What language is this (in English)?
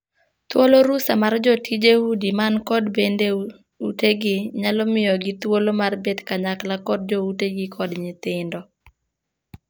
Luo (Kenya and Tanzania)